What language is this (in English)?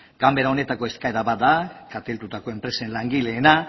Basque